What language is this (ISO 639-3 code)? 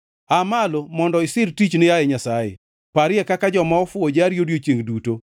luo